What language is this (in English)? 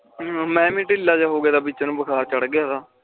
Punjabi